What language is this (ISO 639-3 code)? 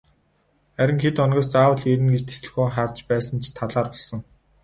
mon